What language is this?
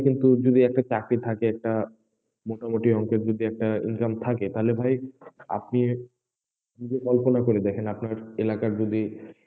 Bangla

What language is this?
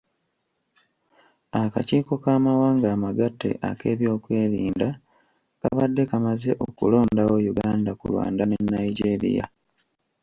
Ganda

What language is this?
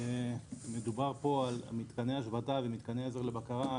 Hebrew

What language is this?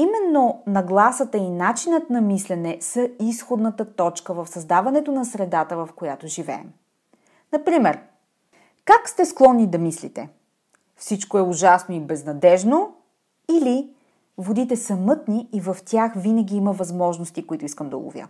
Bulgarian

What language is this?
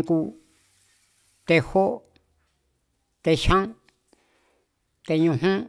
Mazatlán Mazatec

